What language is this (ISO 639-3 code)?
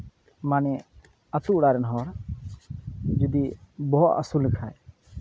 sat